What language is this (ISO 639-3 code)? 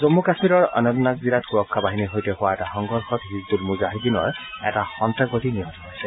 asm